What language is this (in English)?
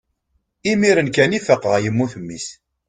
Kabyle